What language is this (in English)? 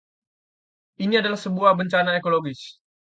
Indonesian